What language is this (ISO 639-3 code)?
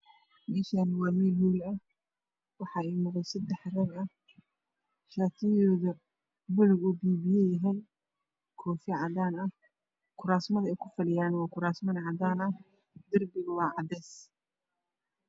som